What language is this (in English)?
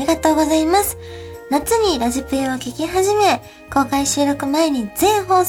Japanese